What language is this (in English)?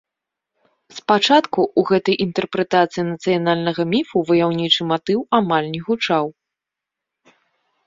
Belarusian